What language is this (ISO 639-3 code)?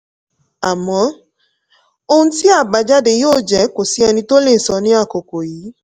yor